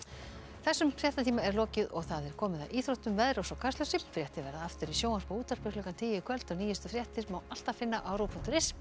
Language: Icelandic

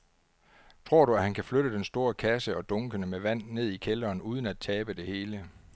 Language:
Danish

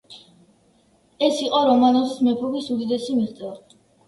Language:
Georgian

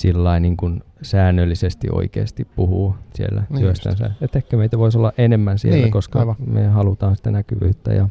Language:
Finnish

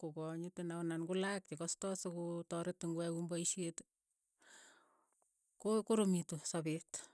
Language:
Keiyo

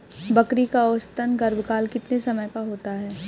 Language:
Hindi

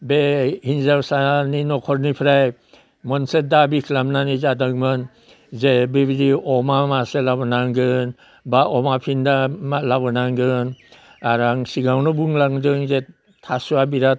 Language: Bodo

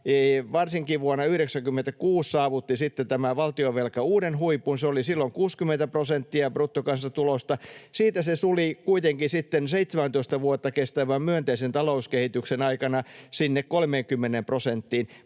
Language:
Finnish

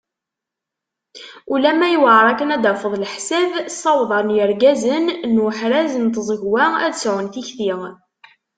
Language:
Kabyle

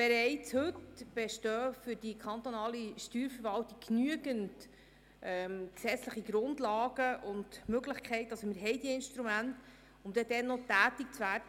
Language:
Swiss German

